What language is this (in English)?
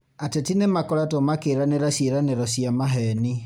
Kikuyu